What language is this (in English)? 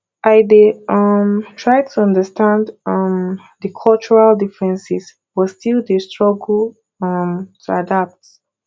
Nigerian Pidgin